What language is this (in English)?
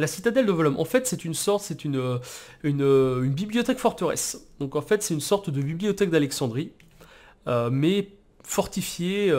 French